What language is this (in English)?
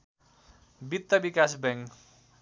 Nepali